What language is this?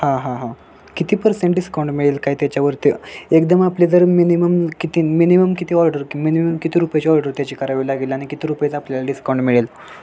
Marathi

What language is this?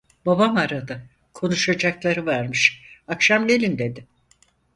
Turkish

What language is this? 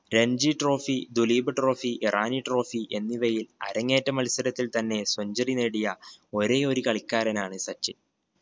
Malayalam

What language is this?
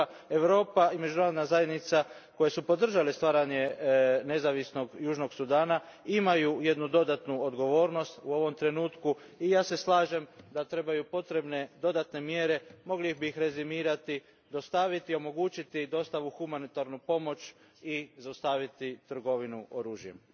Croatian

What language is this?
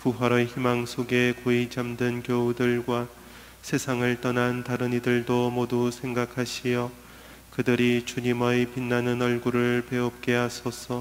Korean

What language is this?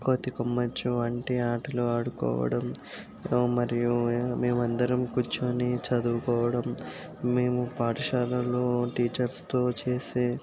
Telugu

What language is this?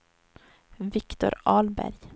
Swedish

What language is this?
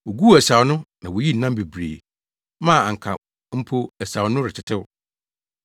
Akan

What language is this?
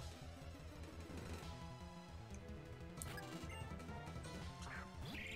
Portuguese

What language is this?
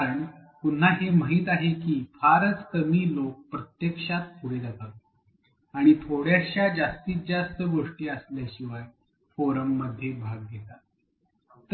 Marathi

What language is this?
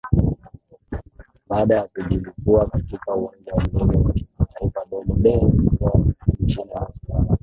Swahili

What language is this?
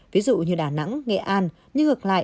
Vietnamese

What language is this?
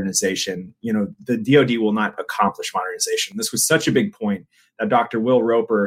English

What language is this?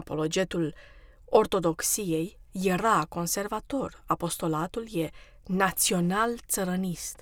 Romanian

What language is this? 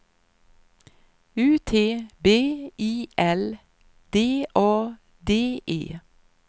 Swedish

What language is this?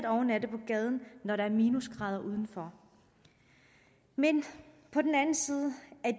Danish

